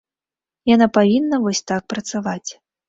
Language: Belarusian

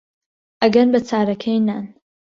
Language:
Central Kurdish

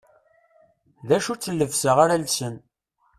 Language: Kabyle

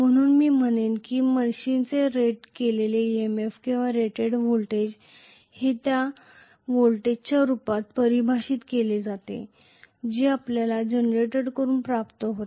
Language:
Marathi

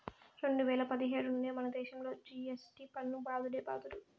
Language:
Telugu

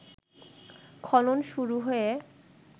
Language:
Bangla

